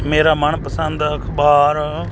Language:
Punjabi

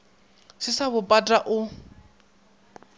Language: Northern Sotho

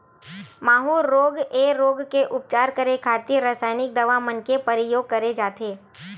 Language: Chhattisgarhi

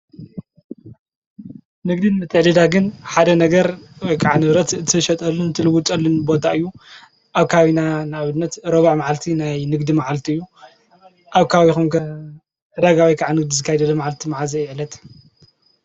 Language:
Tigrinya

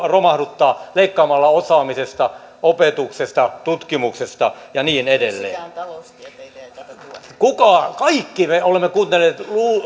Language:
Finnish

